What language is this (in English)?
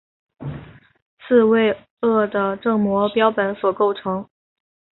Chinese